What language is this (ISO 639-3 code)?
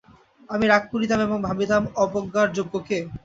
ben